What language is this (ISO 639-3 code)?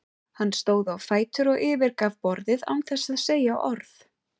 isl